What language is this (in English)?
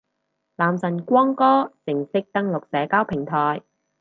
Cantonese